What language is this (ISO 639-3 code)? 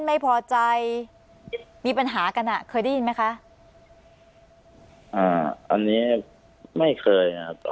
tha